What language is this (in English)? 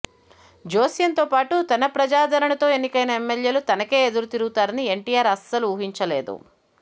Telugu